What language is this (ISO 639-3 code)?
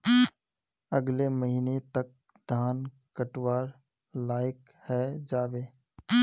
mag